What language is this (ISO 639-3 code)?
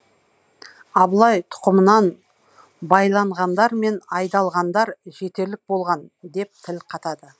kaz